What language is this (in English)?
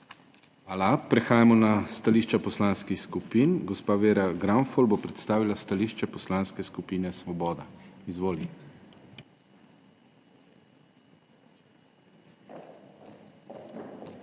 Slovenian